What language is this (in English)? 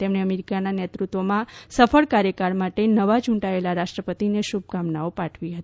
Gujarati